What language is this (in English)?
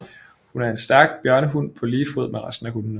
Danish